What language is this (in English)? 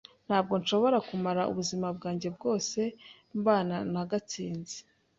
Kinyarwanda